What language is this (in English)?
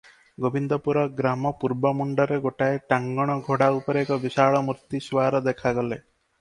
Odia